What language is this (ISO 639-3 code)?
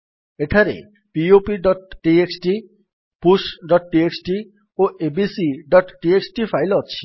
ori